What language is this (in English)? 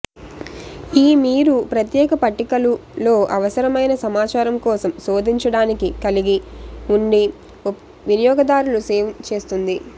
Telugu